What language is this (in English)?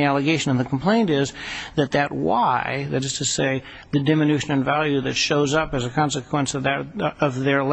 English